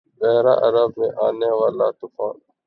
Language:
Urdu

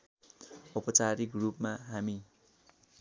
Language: Nepali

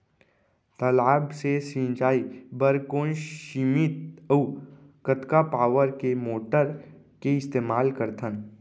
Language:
Chhattisgarhi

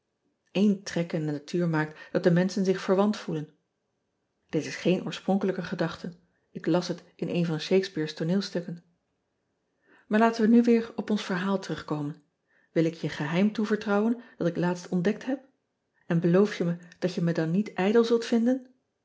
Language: Dutch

